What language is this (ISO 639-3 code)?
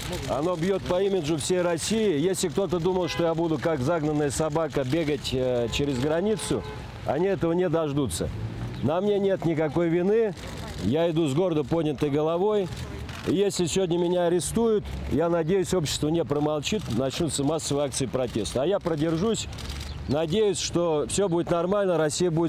rus